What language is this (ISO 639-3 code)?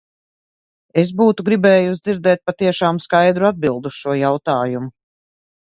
lav